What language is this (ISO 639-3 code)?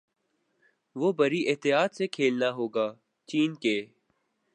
urd